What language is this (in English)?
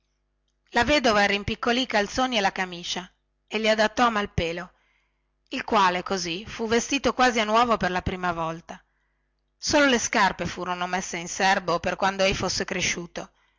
Italian